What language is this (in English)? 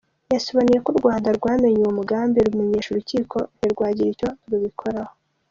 Kinyarwanda